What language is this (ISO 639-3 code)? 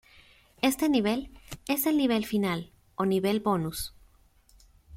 spa